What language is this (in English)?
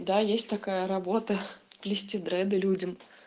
Russian